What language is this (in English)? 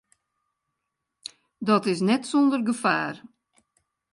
Western Frisian